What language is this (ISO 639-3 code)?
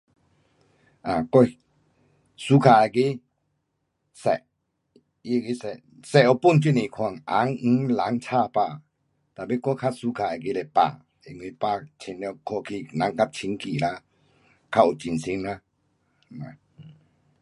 cpx